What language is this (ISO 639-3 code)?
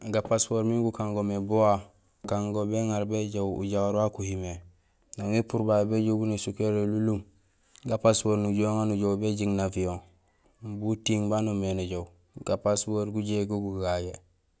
gsl